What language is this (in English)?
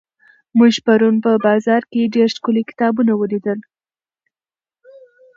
Pashto